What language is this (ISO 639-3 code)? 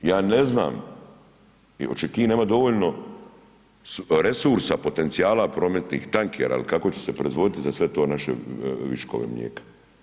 hrv